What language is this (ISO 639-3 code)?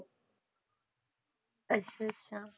pan